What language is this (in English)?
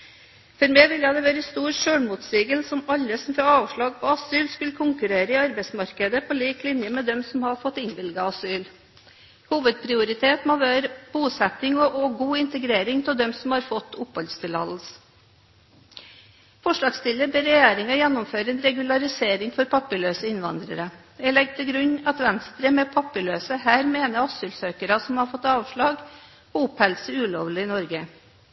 Norwegian Bokmål